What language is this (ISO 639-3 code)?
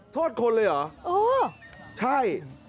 tha